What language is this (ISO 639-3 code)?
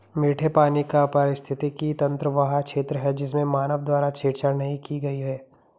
hin